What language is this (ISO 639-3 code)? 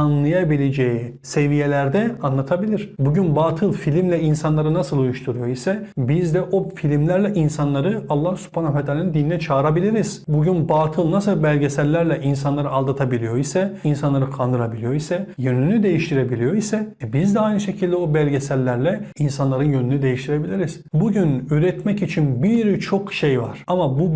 tur